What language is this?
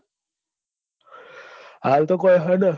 Gujarati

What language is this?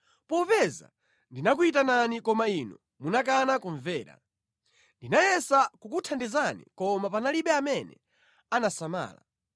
Nyanja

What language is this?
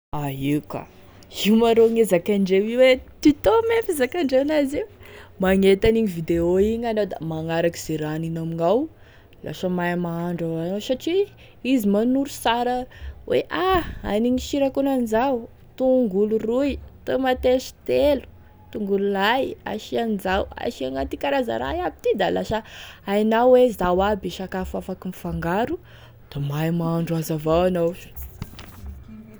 Tesaka Malagasy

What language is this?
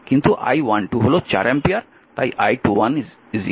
Bangla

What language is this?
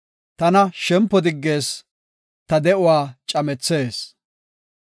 Gofa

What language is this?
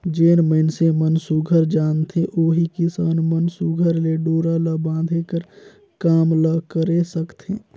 Chhattisgarhi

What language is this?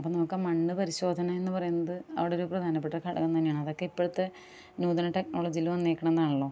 Malayalam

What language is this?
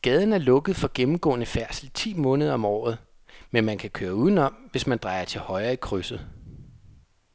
Danish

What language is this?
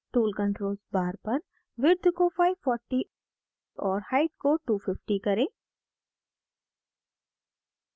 Hindi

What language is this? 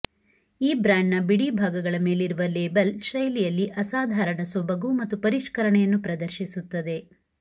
Kannada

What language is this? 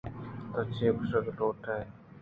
Eastern Balochi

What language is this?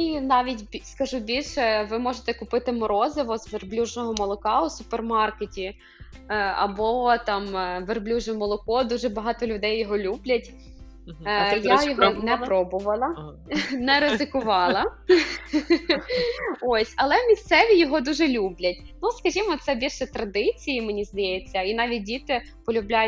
Ukrainian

